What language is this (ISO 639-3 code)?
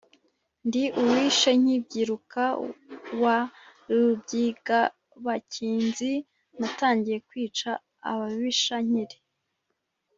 kin